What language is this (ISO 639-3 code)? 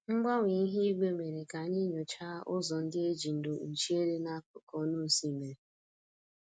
ibo